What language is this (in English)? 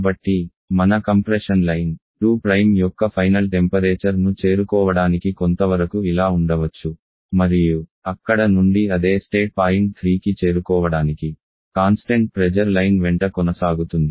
Telugu